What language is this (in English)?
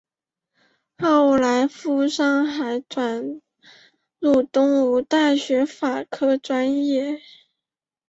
Chinese